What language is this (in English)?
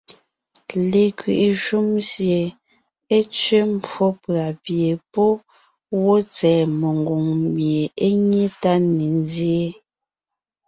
Ngiemboon